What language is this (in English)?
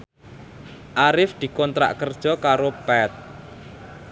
Javanese